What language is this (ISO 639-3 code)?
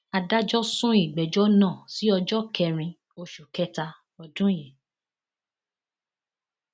yor